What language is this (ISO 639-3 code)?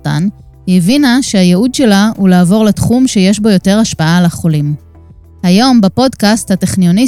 heb